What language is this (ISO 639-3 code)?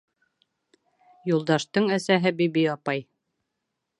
bak